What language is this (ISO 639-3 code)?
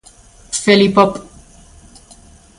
glg